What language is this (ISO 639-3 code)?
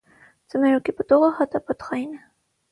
hye